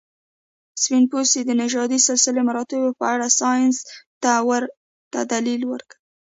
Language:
Pashto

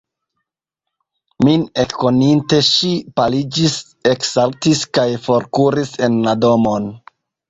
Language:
Esperanto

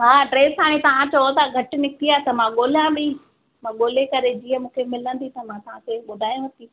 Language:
Sindhi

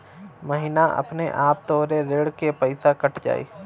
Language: Bhojpuri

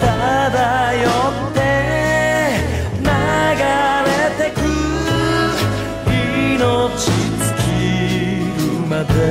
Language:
Korean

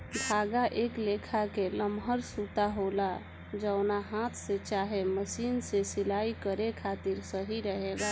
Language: Bhojpuri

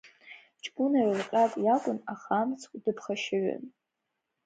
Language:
Abkhazian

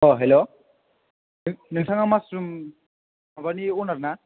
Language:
Bodo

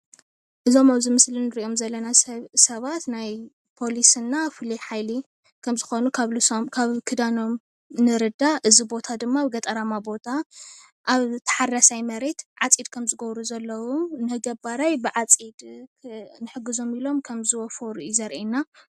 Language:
Tigrinya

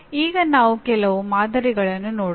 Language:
Kannada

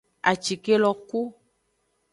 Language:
Aja (Benin)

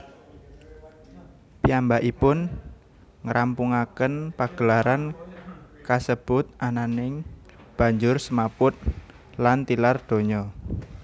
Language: Javanese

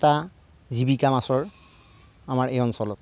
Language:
Assamese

